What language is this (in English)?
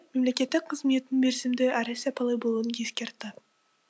Kazakh